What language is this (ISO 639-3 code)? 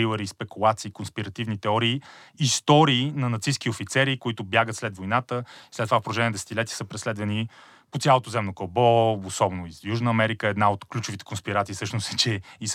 bul